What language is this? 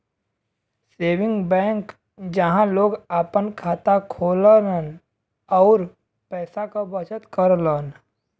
Bhojpuri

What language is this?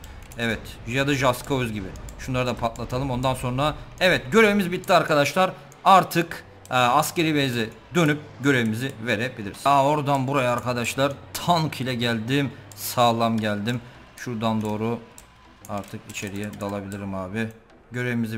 Turkish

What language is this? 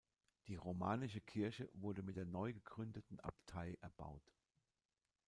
German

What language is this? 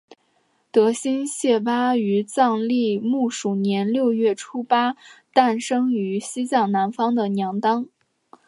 Chinese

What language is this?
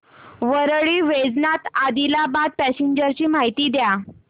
Marathi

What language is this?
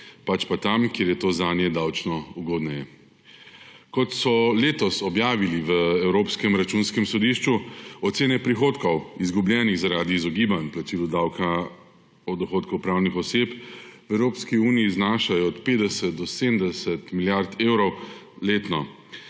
Slovenian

